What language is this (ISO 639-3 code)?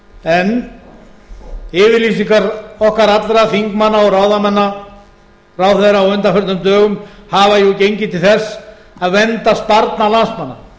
isl